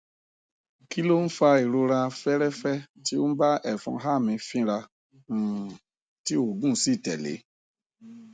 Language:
Yoruba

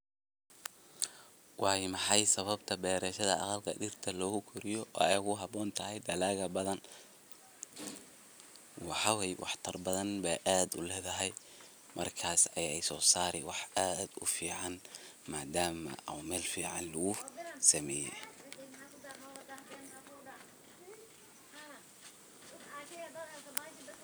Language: Somali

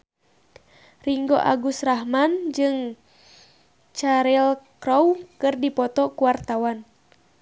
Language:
Sundanese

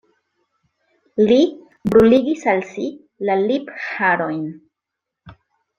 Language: Esperanto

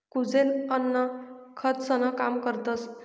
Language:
Marathi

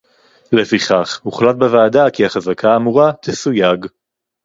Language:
Hebrew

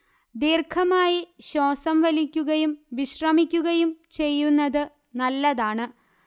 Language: Malayalam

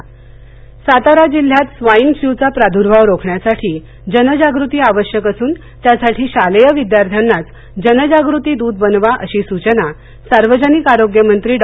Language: Marathi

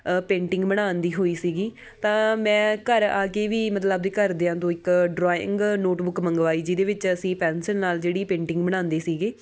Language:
Punjabi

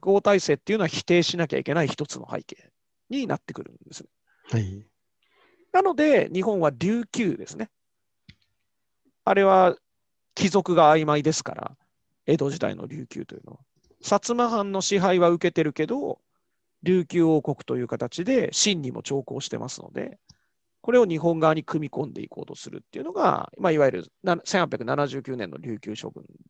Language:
Japanese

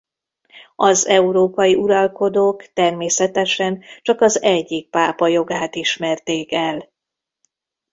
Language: Hungarian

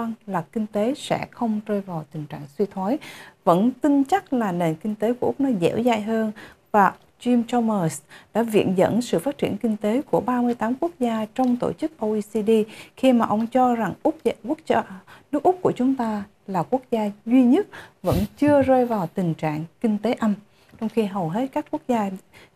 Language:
Vietnamese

